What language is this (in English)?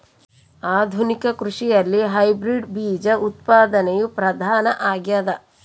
Kannada